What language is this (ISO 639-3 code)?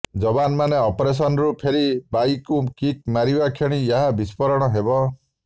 ori